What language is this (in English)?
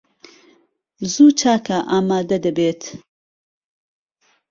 Central Kurdish